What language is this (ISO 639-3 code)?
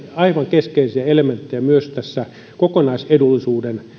fin